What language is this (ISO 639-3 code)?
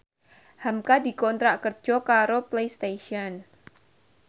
jav